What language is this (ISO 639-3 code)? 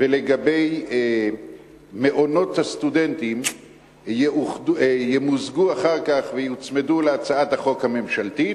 heb